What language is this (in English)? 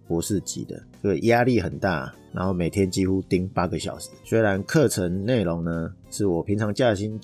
Chinese